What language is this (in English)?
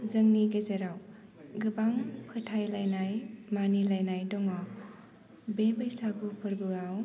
Bodo